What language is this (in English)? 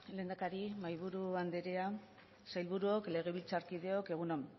Basque